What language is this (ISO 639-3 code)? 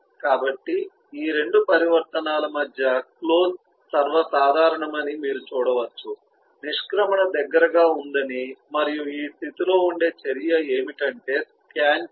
tel